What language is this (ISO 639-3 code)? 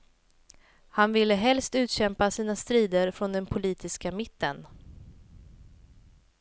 swe